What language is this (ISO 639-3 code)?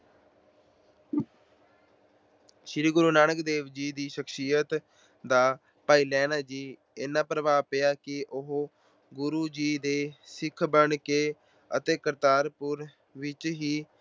pan